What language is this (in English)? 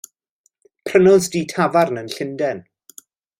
Welsh